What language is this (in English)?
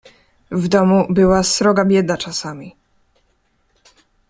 Polish